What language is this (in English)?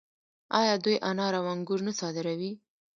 Pashto